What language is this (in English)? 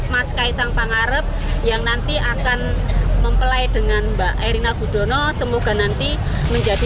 Indonesian